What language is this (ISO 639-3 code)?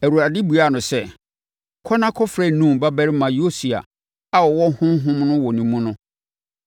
aka